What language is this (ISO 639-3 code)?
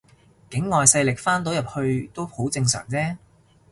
yue